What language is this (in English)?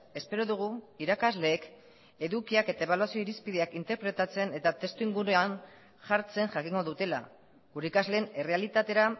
Basque